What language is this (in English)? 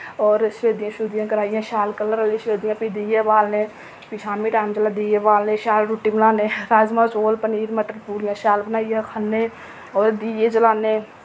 Dogri